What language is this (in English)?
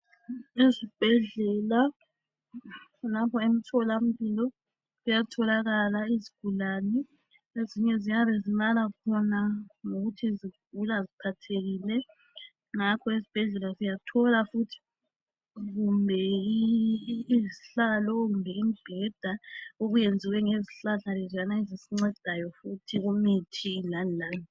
North Ndebele